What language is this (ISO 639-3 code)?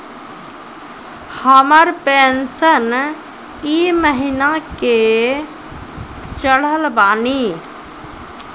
mai